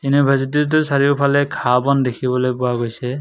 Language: Assamese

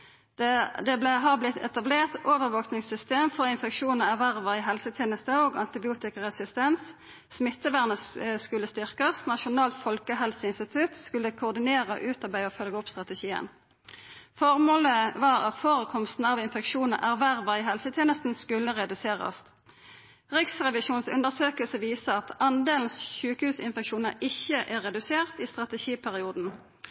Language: Norwegian Nynorsk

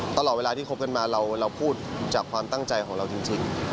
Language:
Thai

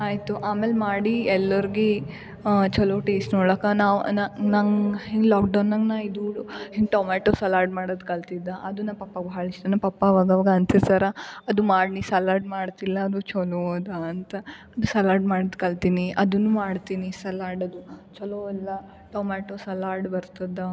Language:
Kannada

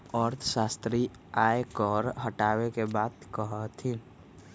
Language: Magahi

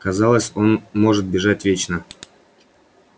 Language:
Russian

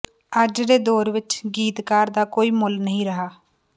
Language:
Punjabi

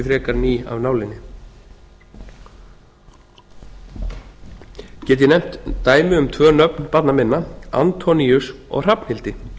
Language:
Icelandic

